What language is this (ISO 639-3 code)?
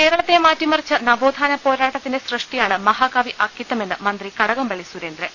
mal